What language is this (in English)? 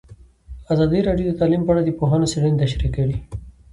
Pashto